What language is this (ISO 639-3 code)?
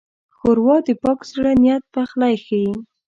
pus